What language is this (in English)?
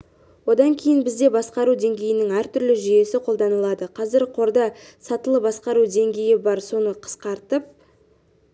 Kazakh